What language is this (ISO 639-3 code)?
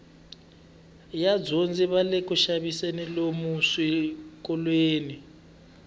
tso